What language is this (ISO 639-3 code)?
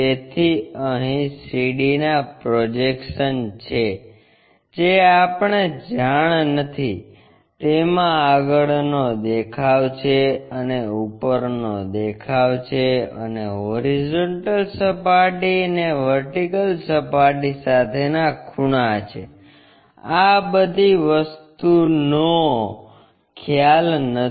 guj